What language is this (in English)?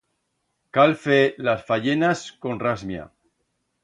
Aragonese